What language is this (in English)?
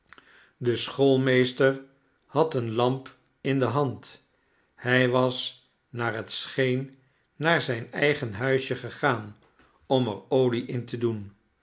Dutch